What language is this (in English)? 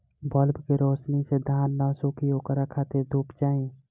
Bhojpuri